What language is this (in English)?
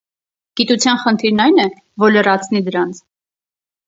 Armenian